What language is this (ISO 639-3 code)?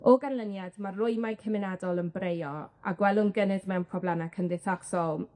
cym